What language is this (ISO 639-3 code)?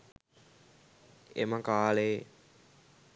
sin